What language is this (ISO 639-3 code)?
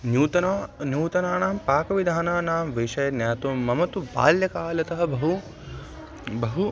san